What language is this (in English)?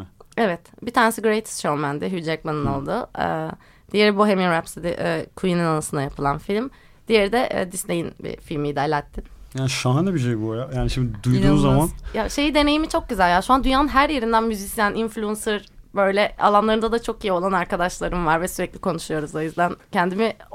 Turkish